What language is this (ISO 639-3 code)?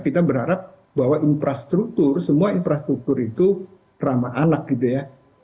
ind